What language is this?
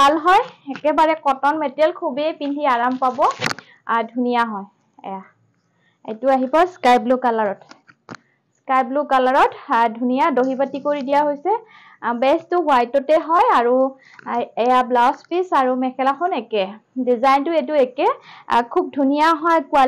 Bangla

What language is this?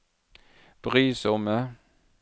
Norwegian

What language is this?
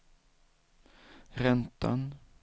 Swedish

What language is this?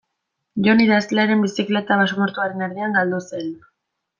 Basque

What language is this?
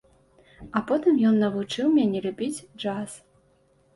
Belarusian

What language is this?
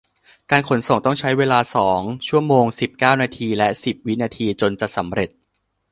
Thai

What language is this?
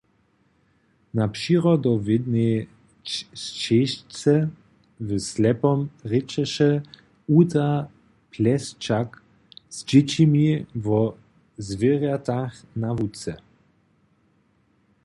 Upper Sorbian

